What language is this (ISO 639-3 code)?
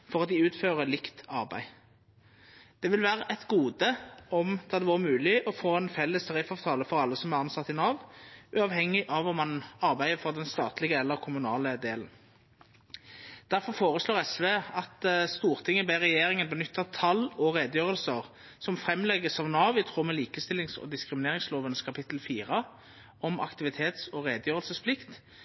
nno